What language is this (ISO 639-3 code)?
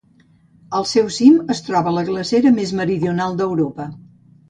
cat